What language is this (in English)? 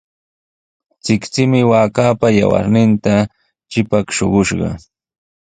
Sihuas Ancash Quechua